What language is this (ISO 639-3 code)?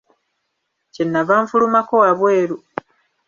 lug